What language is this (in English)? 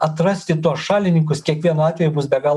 Lithuanian